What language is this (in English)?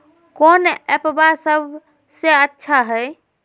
Magahi